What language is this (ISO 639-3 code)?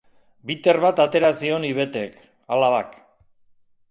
eus